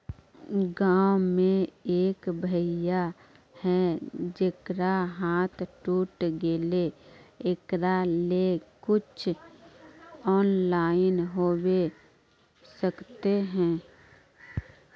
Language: Magahi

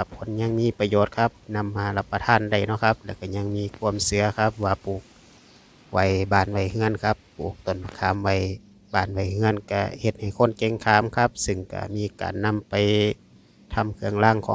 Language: Thai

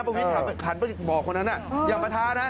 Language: Thai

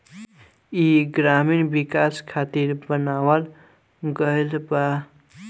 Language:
Bhojpuri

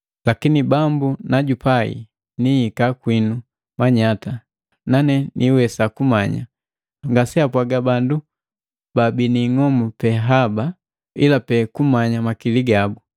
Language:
Matengo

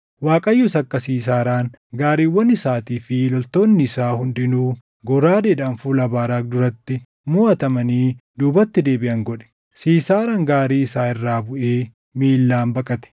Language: Oromo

